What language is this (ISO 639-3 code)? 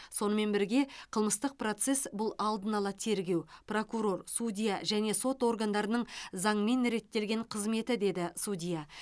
kaz